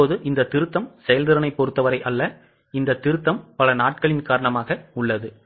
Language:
Tamil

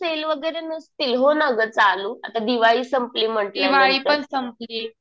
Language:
Marathi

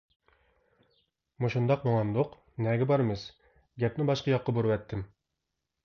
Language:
Uyghur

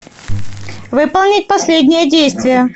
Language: Russian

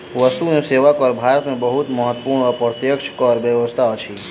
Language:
Maithili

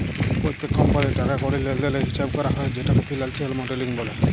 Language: Bangla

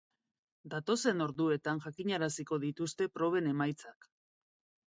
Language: Basque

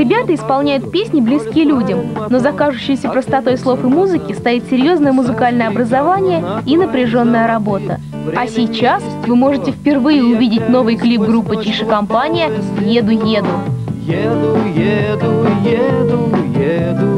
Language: Russian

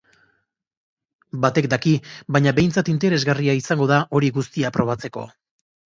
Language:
Basque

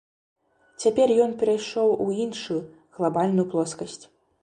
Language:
Belarusian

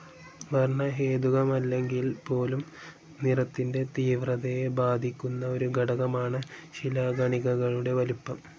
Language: Malayalam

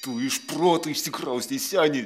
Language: Lithuanian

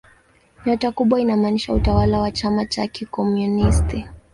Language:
Swahili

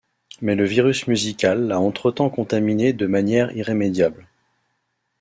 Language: French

